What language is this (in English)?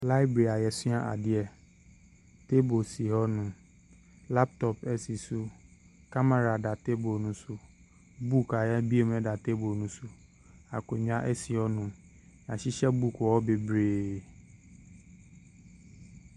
Akan